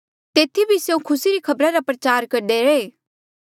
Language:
Mandeali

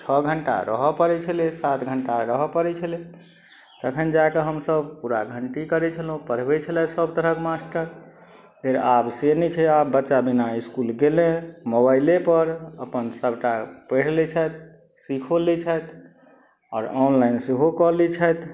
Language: Maithili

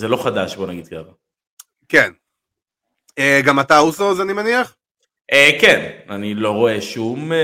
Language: Hebrew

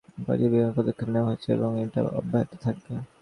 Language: Bangla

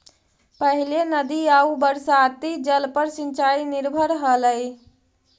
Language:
Magahi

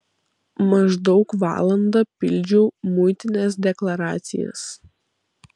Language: Lithuanian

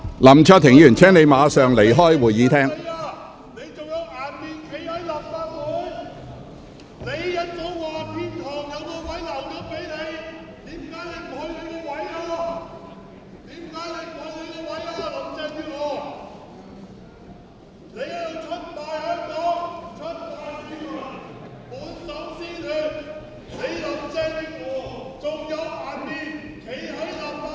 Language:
Cantonese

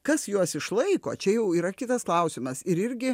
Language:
Lithuanian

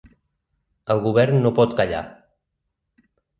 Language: Catalan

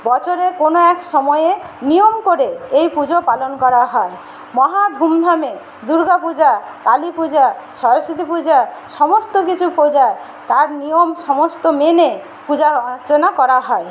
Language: Bangla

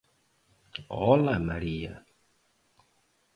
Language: Galician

